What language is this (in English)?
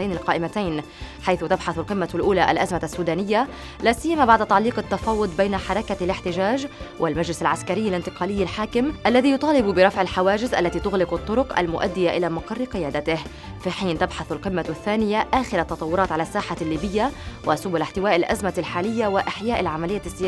Arabic